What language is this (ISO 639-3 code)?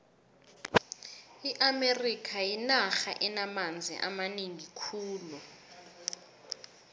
nbl